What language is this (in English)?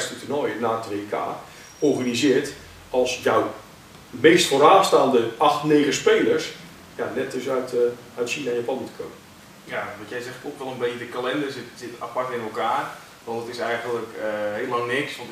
Dutch